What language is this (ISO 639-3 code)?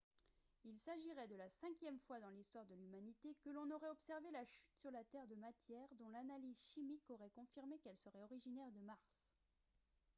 fra